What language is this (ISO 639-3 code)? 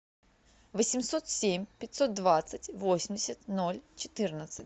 rus